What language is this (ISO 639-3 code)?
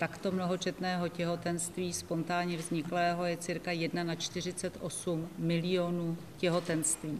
ces